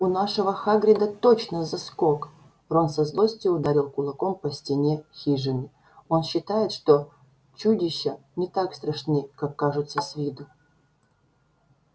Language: Russian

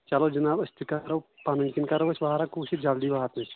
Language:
Kashmiri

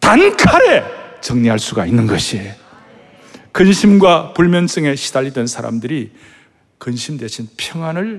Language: Korean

